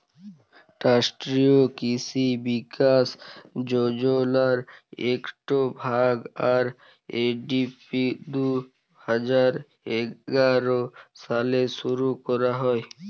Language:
Bangla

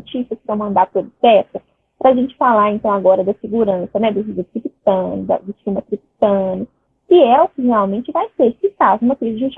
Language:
Portuguese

